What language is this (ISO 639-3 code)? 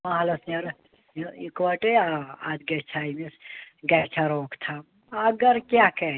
kas